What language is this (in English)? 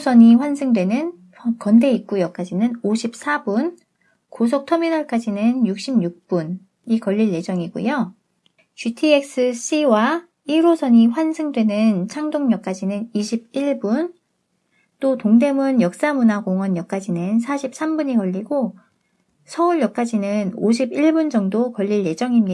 Korean